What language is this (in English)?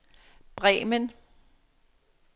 Danish